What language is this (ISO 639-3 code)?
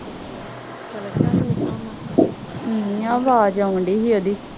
pan